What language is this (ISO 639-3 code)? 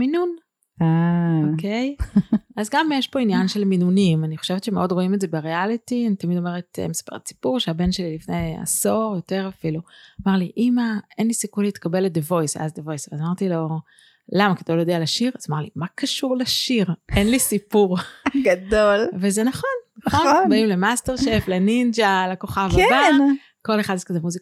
heb